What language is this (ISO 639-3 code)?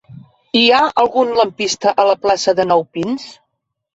cat